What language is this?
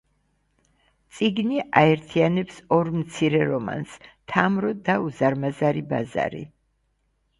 Georgian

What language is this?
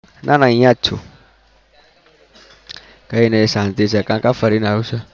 Gujarati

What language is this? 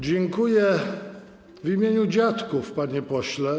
Polish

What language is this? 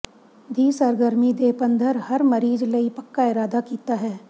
Punjabi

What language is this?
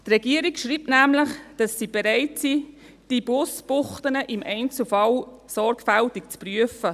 Swiss German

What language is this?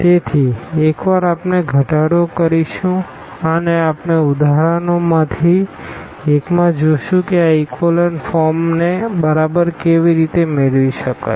Gujarati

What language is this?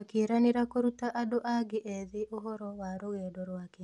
Kikuyu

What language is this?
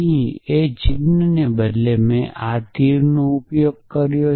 Gujarati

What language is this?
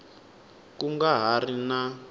Tsonga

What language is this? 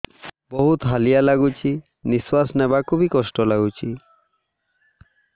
Odia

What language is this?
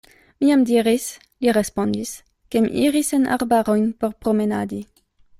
Esperanto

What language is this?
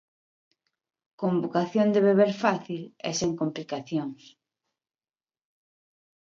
Galician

